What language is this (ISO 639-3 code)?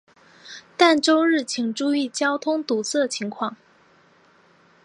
zho